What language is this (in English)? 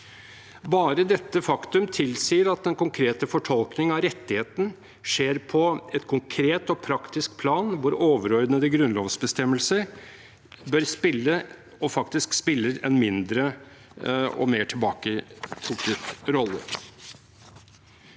Norwegian